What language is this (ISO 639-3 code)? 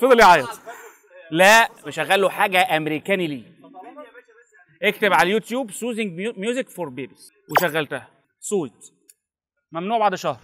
ara